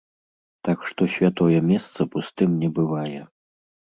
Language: Belarusian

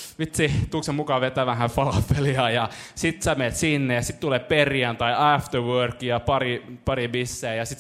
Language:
Finnish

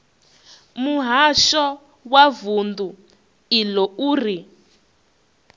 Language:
Venda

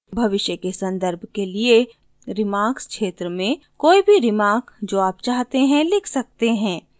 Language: Hindi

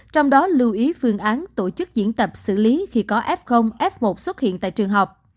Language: Vietnamese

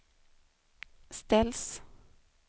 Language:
Swedish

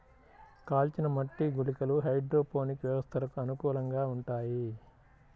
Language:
Telugu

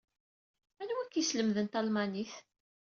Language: Kabyle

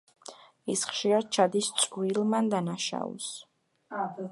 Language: Georgian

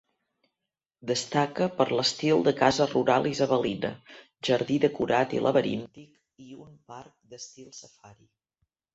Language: Catalan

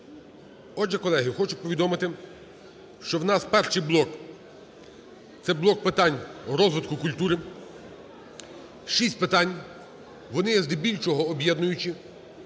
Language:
Ukrainian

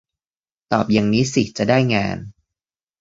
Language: Thai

